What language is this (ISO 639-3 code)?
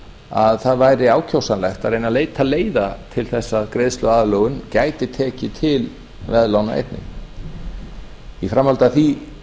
isl